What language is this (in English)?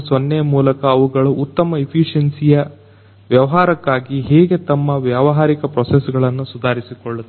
Kannada